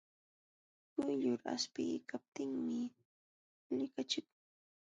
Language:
Jauja Wanca Quechua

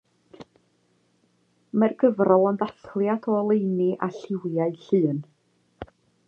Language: Welsh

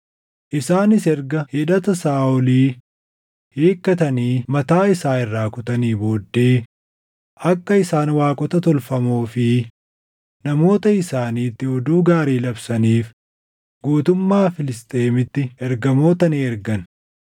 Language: Oromo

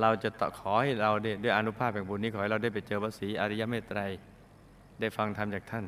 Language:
Thai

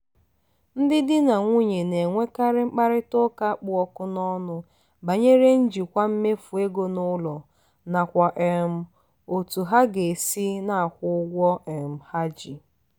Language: Igbo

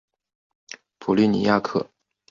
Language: Chinese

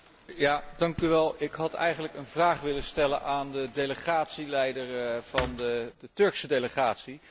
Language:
Dutch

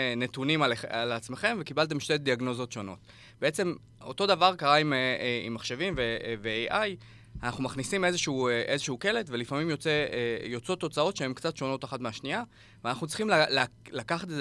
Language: Hebrew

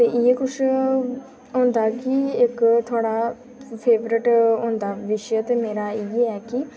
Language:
Dogri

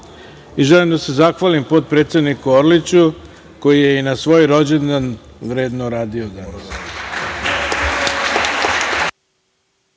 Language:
Serbian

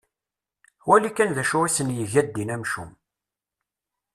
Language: Kabyle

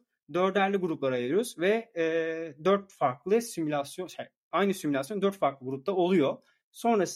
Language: Turkish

